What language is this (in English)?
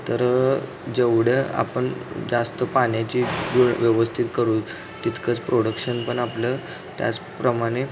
Marathi